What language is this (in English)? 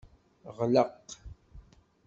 Kabyle